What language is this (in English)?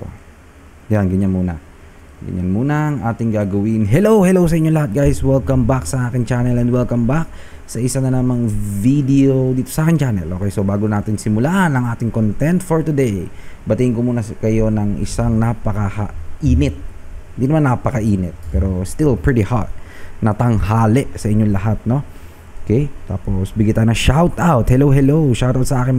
Filipino